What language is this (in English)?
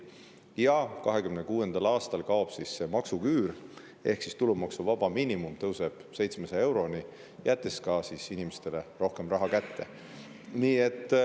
Estonian